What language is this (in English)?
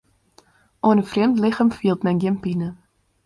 Western Frisian